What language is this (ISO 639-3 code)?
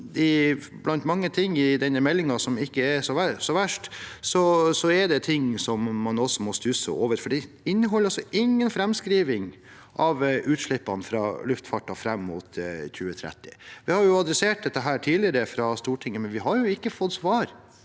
nor